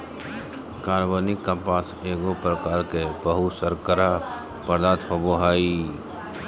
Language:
Magahi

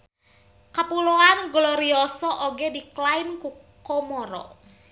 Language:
Sundanese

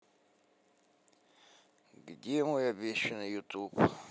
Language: Russian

